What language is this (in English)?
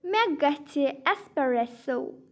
Kashmiri